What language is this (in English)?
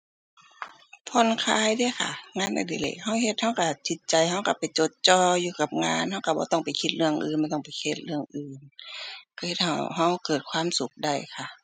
Thai